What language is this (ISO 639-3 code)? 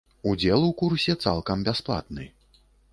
bel